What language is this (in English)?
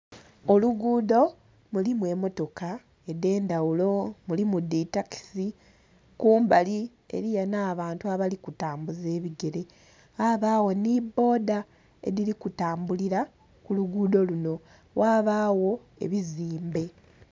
Soga